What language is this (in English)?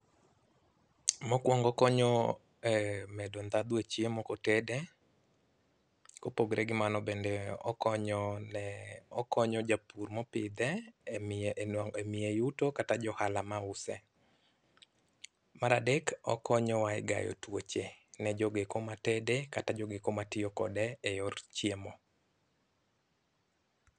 Luo (Kenya and Tanzania)